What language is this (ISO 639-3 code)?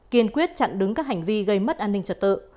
vie